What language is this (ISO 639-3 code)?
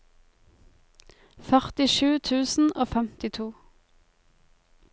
nor